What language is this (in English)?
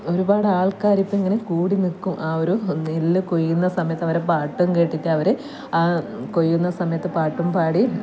Malayalam